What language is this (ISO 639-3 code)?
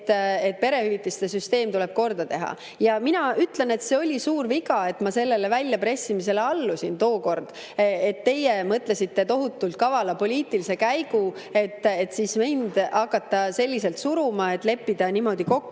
est